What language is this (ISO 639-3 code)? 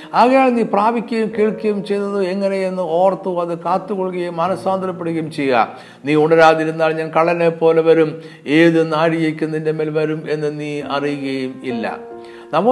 mal